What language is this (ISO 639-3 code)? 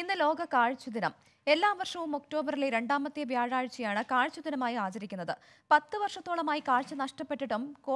hin